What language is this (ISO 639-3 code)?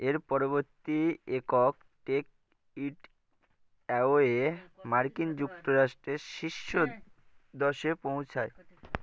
ben